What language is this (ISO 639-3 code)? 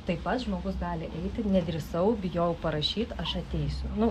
lit